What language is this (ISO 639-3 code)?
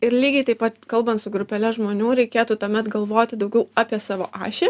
lit